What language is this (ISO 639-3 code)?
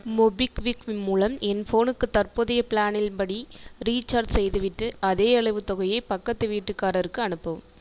tam